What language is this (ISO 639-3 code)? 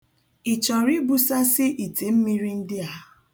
ibo